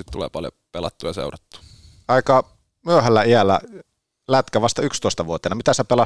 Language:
Finnish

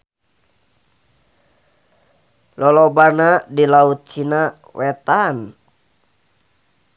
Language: Sundanese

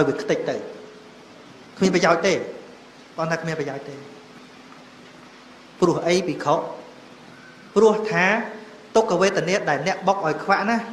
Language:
Vietnamese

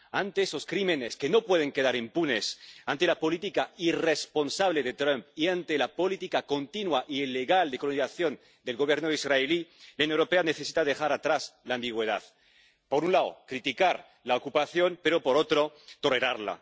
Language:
Spanish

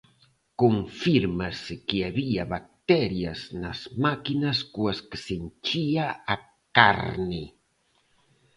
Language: Galician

